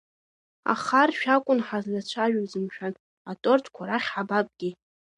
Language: Abkhazian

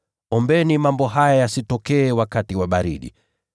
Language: Swahili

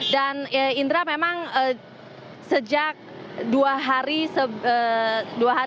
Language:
Indonesian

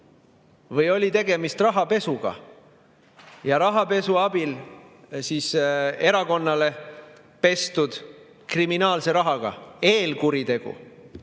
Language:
Estonian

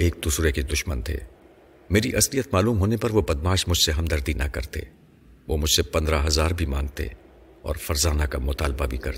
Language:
Urdu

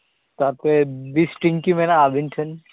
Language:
Santali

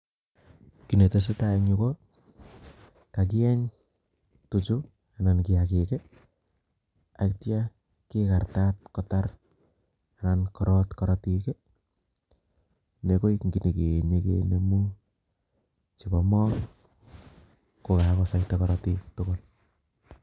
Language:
Kalenjin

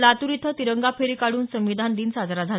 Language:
Marathi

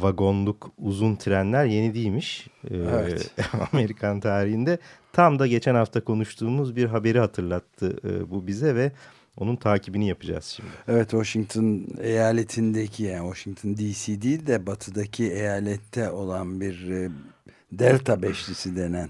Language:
Turkish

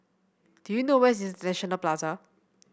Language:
English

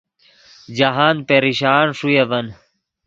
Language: Yidgha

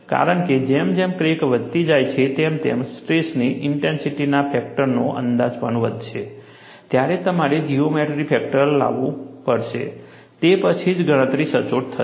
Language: Gujarati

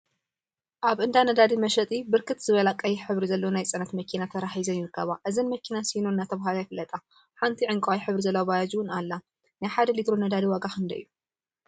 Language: Tigrinya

